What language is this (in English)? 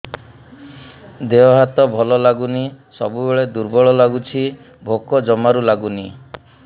Odia